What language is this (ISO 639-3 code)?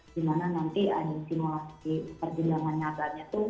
ind